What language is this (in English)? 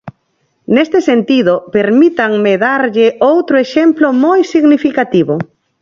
Galician